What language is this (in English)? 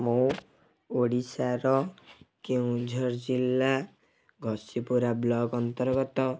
Odia